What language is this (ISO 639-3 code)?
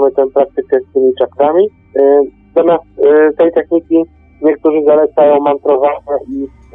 pol